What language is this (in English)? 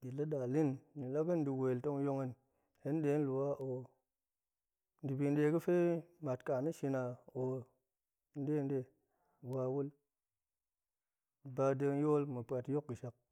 Goemai